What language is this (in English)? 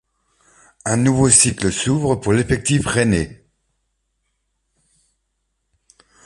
French